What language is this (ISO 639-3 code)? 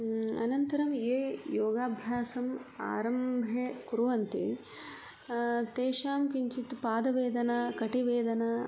san